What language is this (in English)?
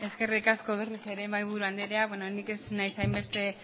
Basque